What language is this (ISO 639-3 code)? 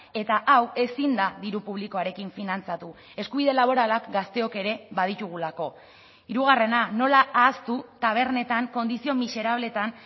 eus